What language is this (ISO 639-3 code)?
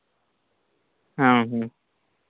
sat